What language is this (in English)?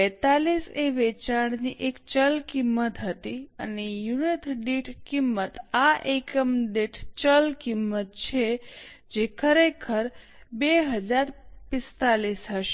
Gujarati